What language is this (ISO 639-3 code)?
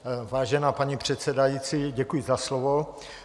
ces